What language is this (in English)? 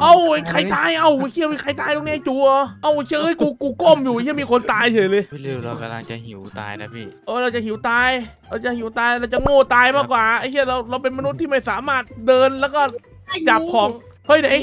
Thai